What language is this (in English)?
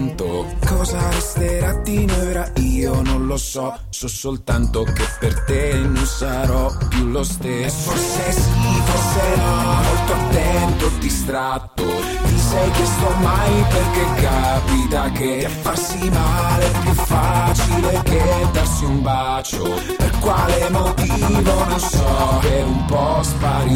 Italian